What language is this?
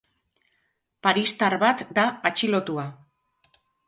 Basque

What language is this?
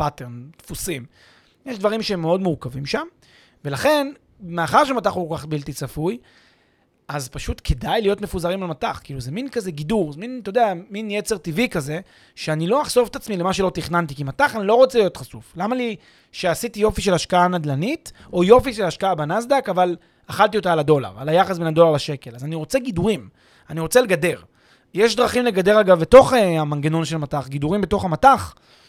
Hebrew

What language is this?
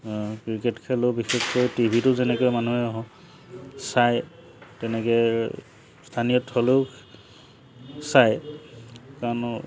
Assamese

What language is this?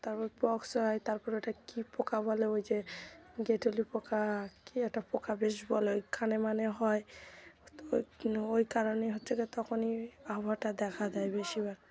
Bangla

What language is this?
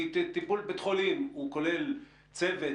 Hebrew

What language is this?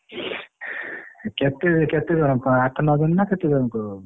Odia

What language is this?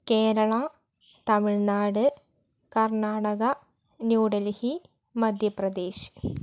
Malayalam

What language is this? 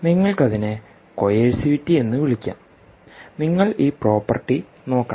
Malayalam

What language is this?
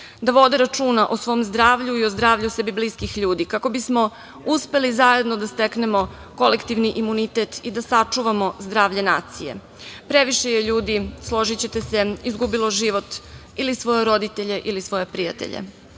Serbian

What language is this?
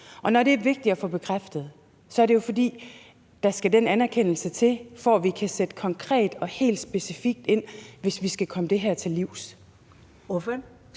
Danish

